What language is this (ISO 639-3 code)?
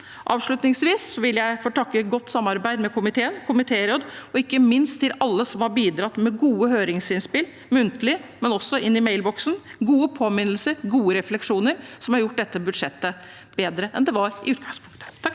nor